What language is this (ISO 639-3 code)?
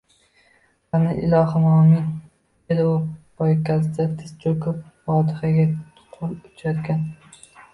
uzb